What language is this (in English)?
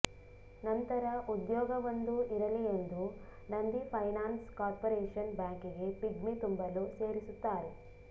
Kannada